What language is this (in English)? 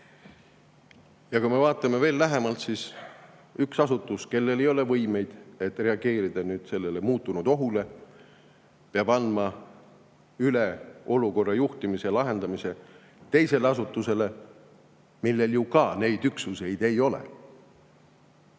Estonian